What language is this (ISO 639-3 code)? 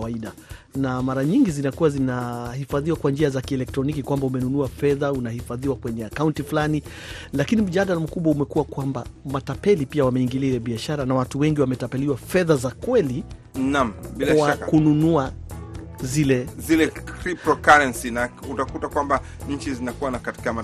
swa